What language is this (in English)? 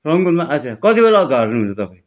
Nepali